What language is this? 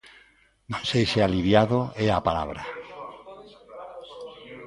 Galician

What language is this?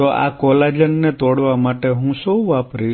Gujarati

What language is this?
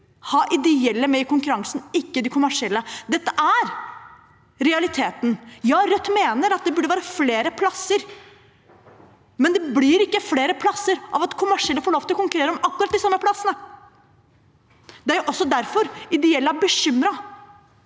Norwegian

